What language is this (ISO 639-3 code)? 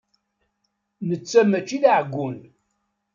kab